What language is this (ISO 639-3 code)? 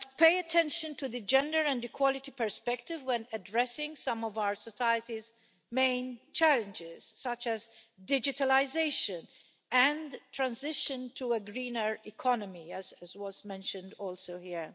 eng